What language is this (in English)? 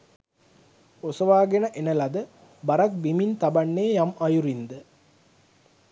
Sinhala